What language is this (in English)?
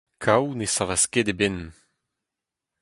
Breton